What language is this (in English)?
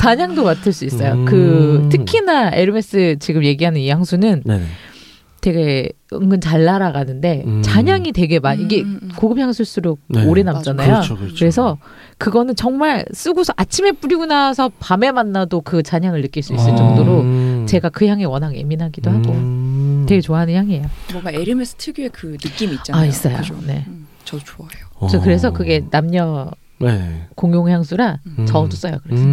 Korean